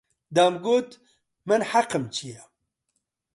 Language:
Central Kurdish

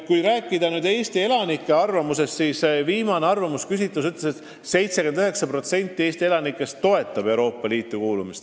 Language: Estonian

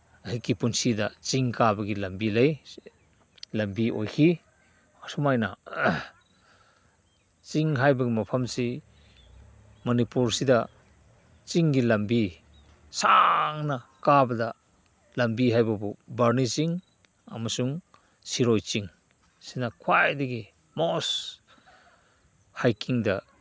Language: Manipuri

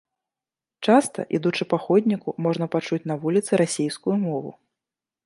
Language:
Belarusian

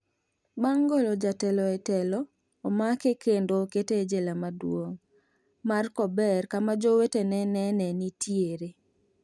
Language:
Luo (Kenya and Tanzania)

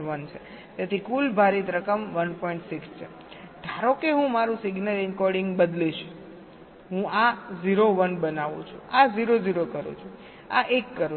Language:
Gujarati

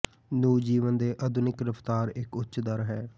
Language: Punjabi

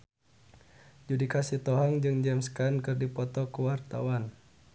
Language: Sundanese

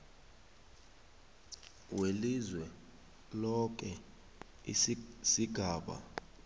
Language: South Ndebele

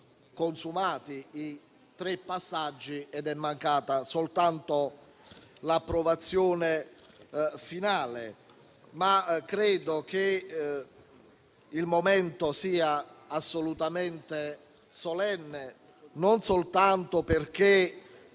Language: Italian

